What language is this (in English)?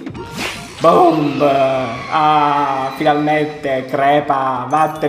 Italian